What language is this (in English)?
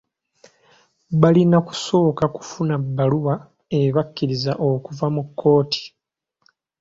Ganda